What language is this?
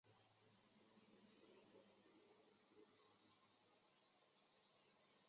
Chinese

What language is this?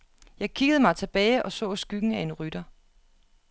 Danish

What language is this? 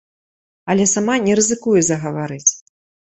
Belarusian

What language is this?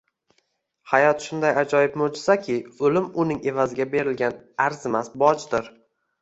Uzbek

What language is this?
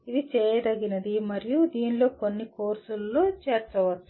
Telugu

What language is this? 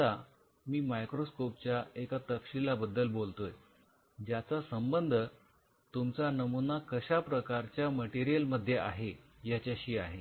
Marathi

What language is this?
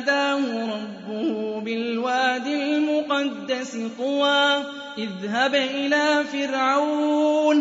Arabic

